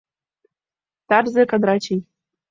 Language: Mari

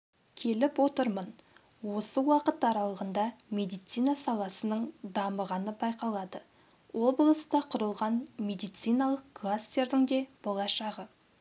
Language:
Kazakh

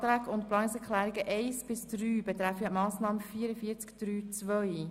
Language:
Swiss German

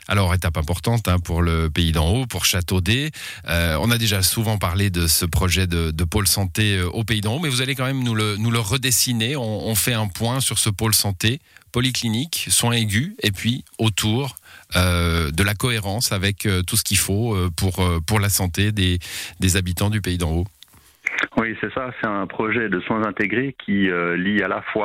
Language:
French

